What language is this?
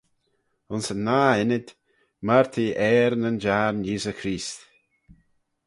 Manx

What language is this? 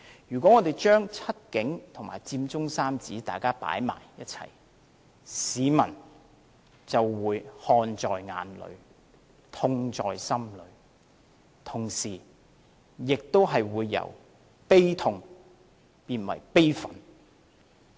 Cantonese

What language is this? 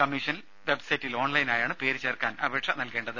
Malayalam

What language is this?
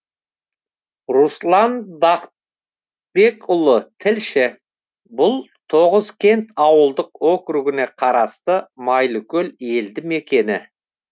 Kazakh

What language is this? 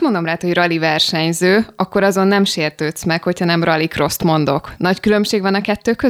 Hungarian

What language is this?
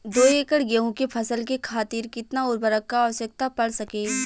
Bhojpuri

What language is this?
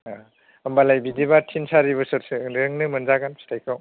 Bodo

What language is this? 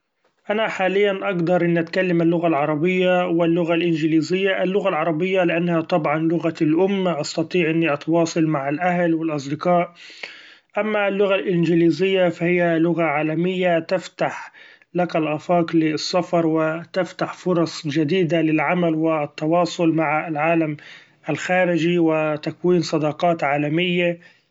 Gulf Arabic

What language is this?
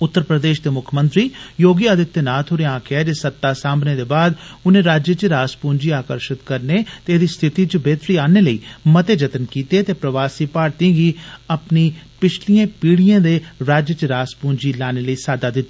Dogri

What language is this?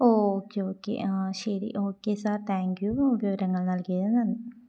Malayalam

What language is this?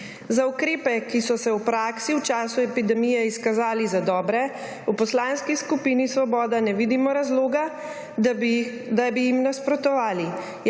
Slovenian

